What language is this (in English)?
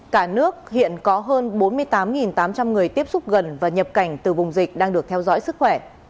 Vietnamese